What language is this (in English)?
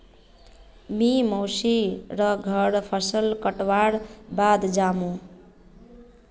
Magahi